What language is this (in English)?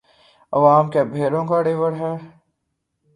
Urdu